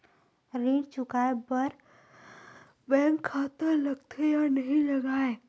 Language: Chhattisgarhi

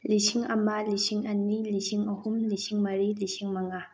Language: Manipuri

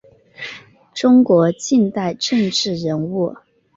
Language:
Chinese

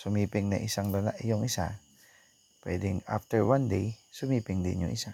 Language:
Filipino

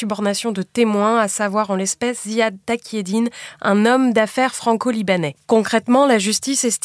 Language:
French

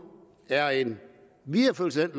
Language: Danish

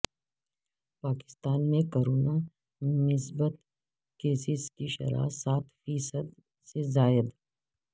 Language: Urdu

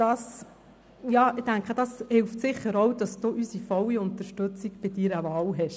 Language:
Swiss German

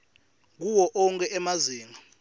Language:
Swati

